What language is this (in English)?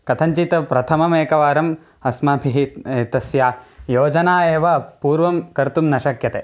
Sanskrit